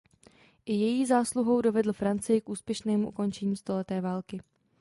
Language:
Czech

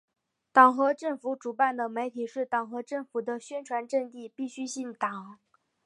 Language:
Chinese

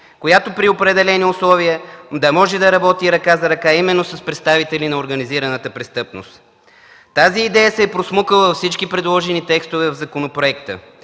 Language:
Bulgarian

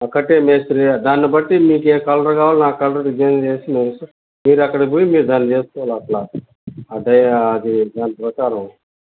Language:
Telugu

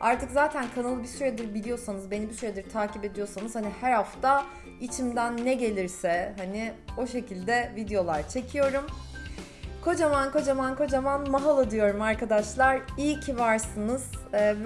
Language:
Turkish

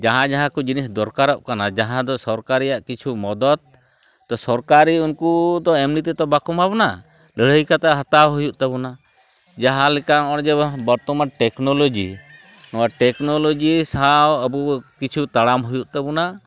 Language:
Santali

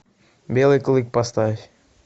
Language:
Russian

